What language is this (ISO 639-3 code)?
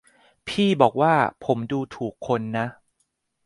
tha